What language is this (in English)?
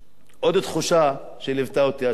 Hebrew